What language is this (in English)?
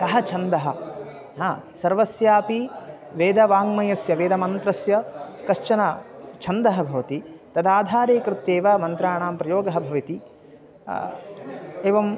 Sanskrit